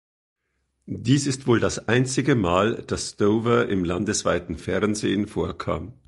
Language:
German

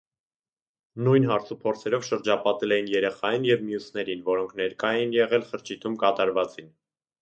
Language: Armenian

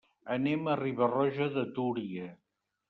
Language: Catalan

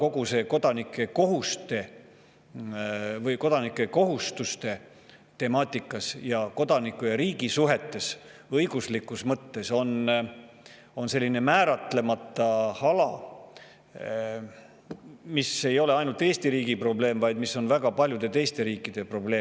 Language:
Estonian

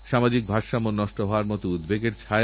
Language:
Bangla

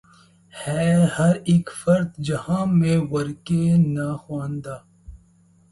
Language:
Urdu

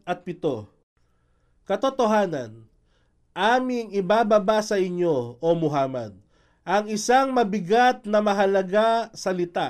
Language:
Filipino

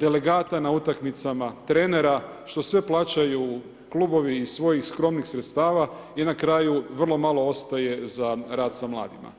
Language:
Croatian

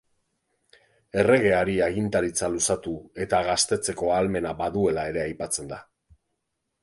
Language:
Basque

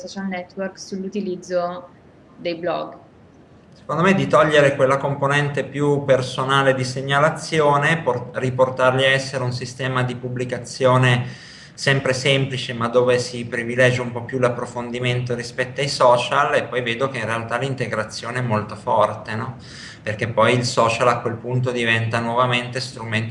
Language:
Italian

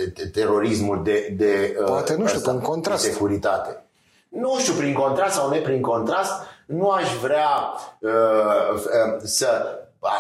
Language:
Romanian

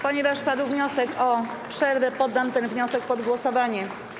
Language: Polish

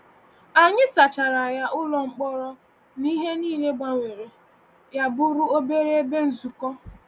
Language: Igbo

